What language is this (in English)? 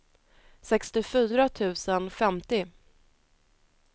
Swedish